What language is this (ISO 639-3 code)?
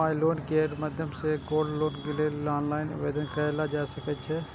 mai